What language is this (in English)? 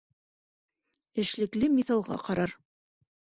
Bashkir